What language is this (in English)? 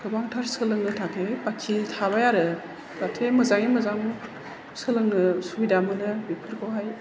Bodo